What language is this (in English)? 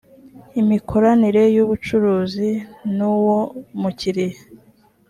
Kinyarwanda